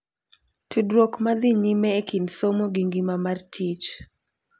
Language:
Luo (Kenya and Tanzania)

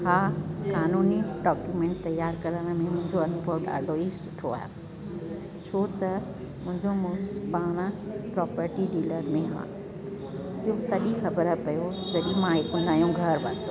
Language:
Sindhi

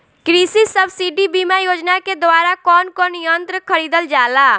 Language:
Bhojpuri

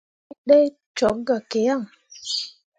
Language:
Mundang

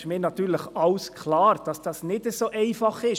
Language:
Swiss German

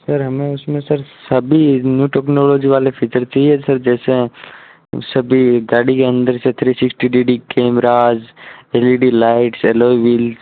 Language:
Hindi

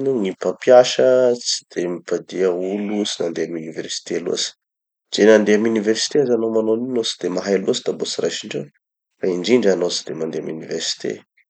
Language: Tanosy Malagasy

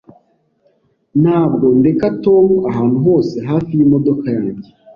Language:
Kinyarwanda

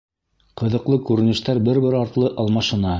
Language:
Bashkir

